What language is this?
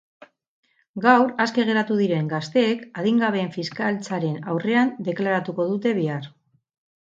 Basque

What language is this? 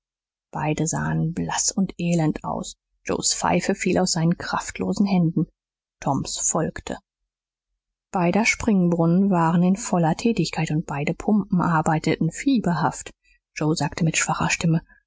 German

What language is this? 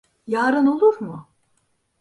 Turkish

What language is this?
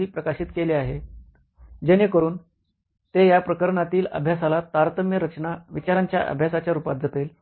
Marathi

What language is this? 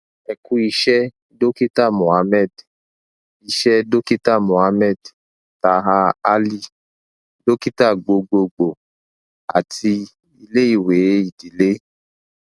Yoruba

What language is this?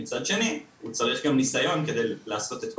Hebrew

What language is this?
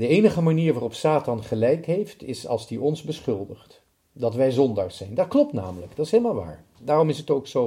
Dutch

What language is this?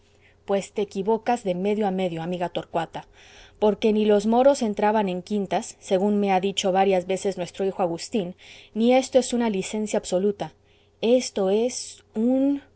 Spanish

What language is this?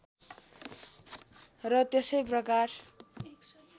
Nepali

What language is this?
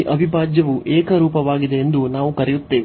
Kannada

